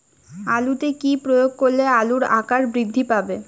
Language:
Bangla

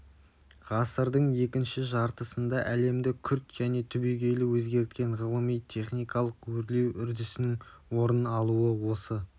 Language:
Kazakh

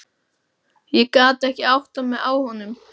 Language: Icelandic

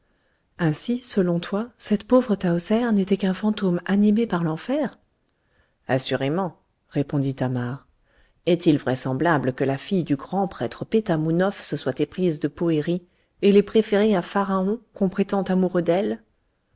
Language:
French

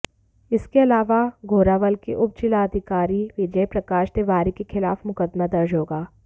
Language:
Hindi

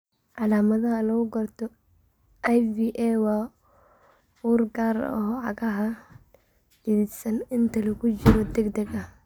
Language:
Somali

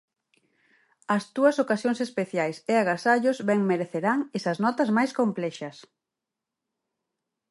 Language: Galician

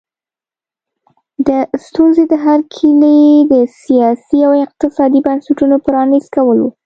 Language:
Pashto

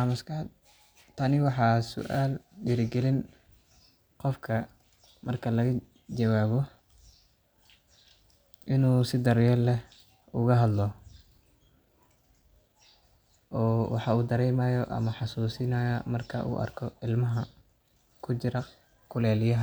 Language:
Somali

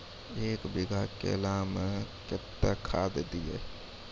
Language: Maithili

